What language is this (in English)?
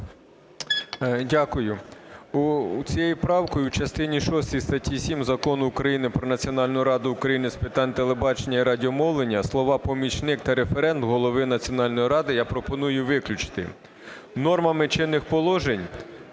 Ukrainian